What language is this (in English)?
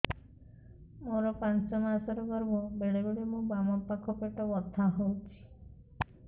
Odia